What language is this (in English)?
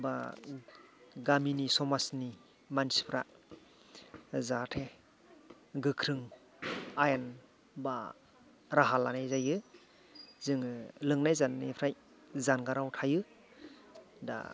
Bodo